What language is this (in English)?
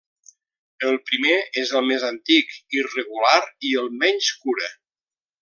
Catalan